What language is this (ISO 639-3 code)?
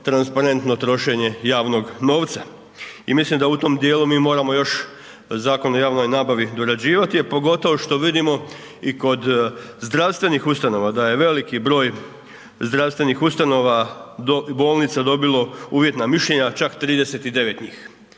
hrv